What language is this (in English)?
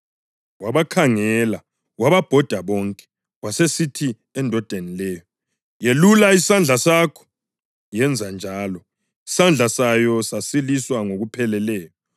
North Ndebele